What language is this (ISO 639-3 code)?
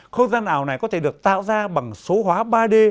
vie